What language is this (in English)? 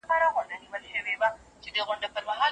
Pashto